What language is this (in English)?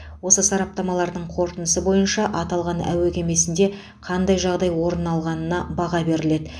Kazakh